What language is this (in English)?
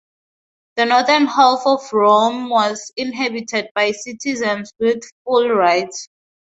English